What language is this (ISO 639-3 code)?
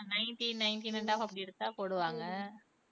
tam